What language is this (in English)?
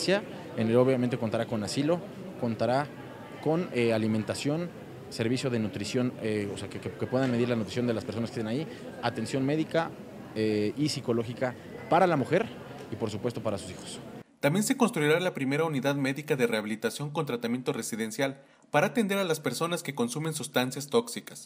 Spanish